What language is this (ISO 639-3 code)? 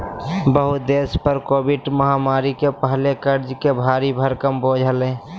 mag